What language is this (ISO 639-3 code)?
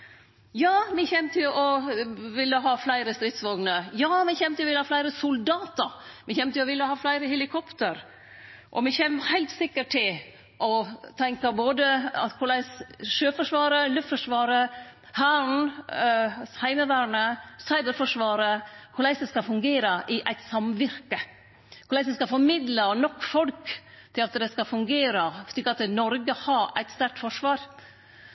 nno